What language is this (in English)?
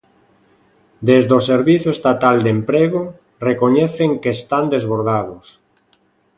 Galician